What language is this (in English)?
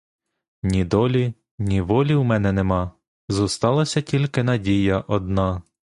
Ukrainian